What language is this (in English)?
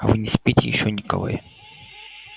Russian